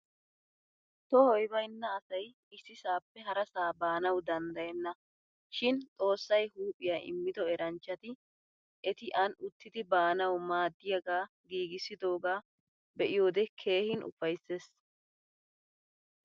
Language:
Wolaytta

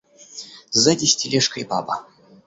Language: Russian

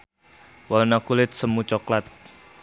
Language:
Sundanese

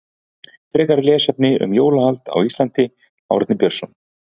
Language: Icelandic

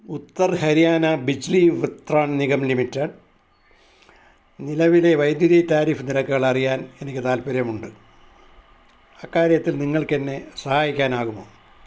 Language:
Malayalam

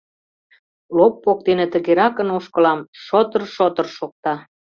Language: Mari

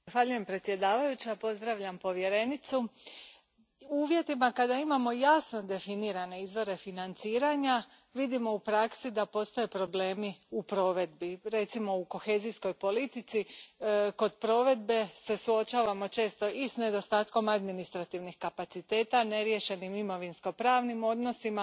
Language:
Croatian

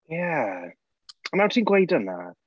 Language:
Welsh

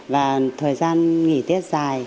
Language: Vietnamese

